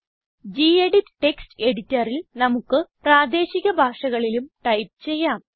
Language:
Malayalam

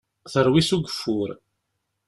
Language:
Kabyle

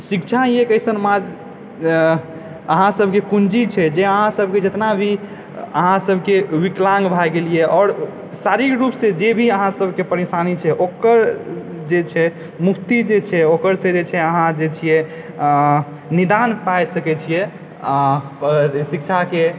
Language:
Maithili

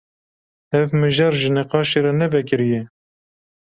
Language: Kurdish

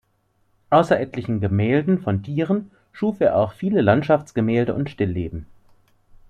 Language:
German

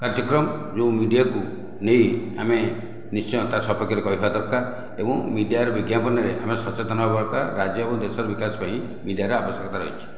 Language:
Odia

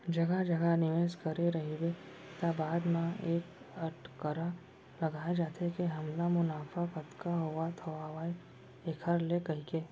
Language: Chhattisgarhi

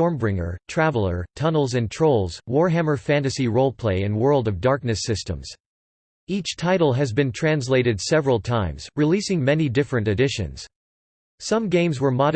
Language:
English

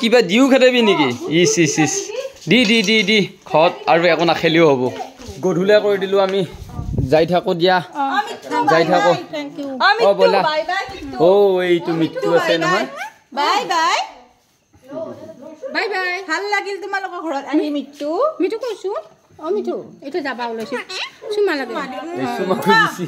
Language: Bangla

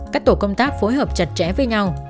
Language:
Vietnamese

